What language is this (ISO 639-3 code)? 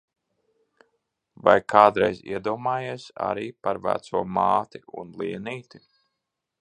lav